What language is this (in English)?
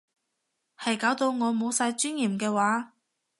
Cantonese